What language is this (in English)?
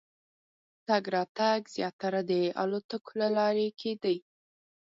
Pashto